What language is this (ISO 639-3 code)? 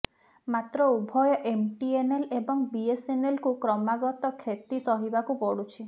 ori